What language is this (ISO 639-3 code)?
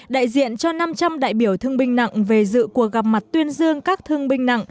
vie